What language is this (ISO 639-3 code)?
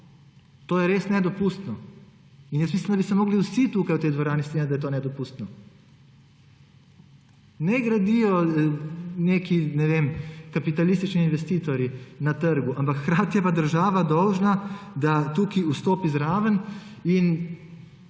slv